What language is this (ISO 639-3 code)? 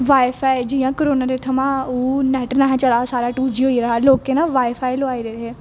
doi